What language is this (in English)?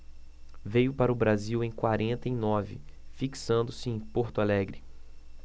Portuguese